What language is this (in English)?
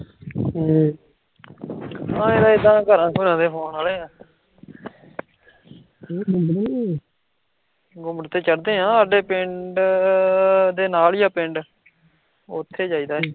Punjabi